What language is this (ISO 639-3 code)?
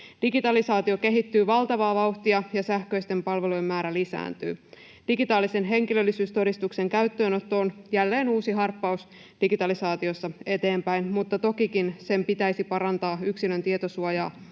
fin